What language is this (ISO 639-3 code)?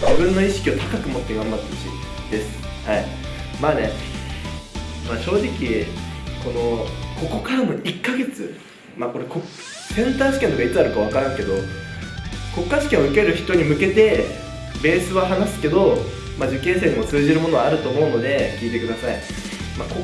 jpn